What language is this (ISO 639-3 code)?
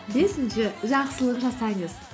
kaz